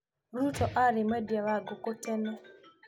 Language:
Kikuyu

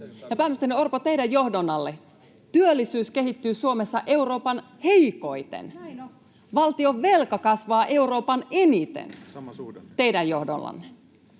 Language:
Finnish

